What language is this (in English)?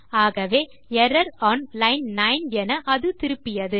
Tamil